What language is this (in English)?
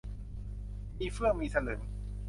Thai